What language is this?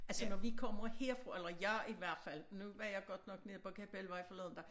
Danish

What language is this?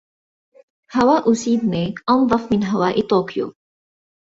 Arabic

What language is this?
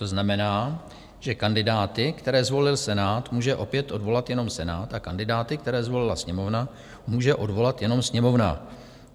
Czech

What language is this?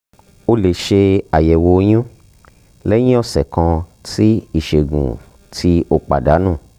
Yoruba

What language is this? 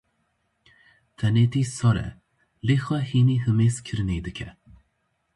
Kurdish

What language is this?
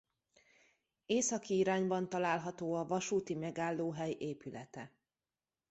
Hungarian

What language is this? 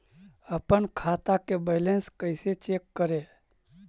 Magahi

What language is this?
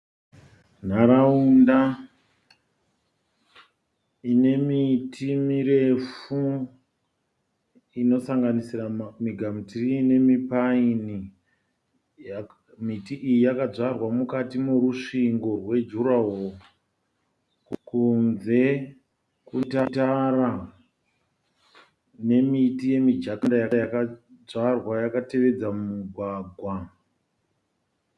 Shona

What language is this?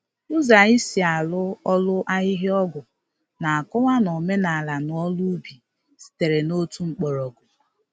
Igbo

